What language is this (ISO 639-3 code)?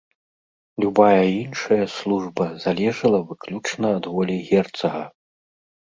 bel